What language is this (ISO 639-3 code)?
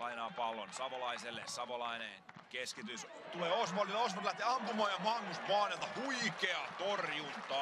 fin